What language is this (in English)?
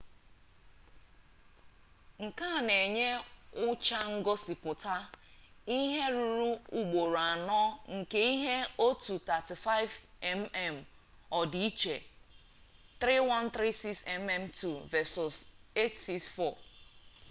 Igbo